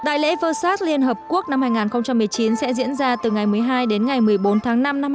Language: Vietnamese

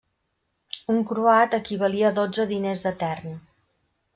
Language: Catalan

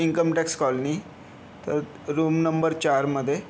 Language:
Marathi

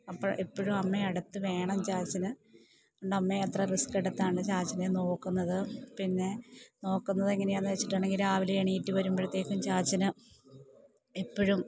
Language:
Malayalam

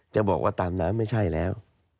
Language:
Thai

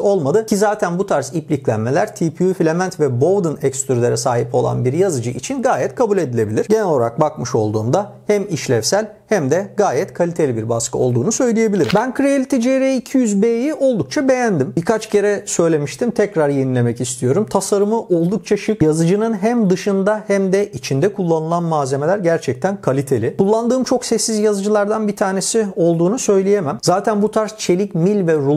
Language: Turkish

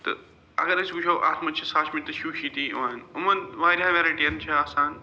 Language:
Kashmiri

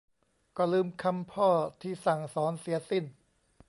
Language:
Thai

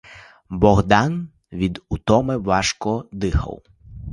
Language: Ukrainian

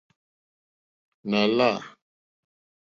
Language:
Mokpwe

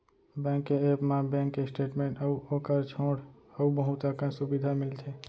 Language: Chhattisgarhi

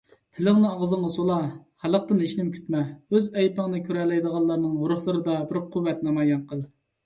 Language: Uyghur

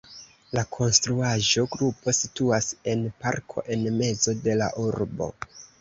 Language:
Esperanto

